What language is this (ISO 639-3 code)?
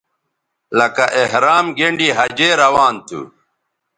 btv